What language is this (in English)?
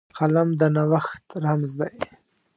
Pashto